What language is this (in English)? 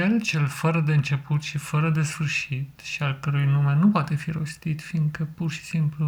Romanian